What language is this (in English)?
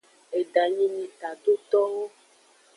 Aja (Benin)